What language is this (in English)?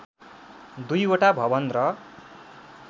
Nepali